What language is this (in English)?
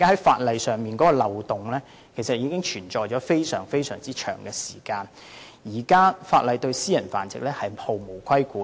Cantonese